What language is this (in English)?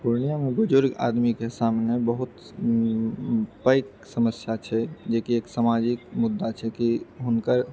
Maithili